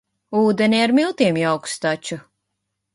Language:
Latvian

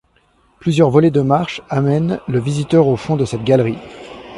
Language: French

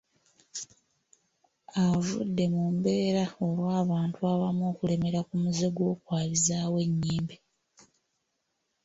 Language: Ganda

